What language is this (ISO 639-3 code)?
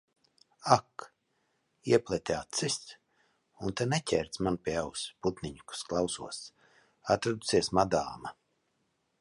lav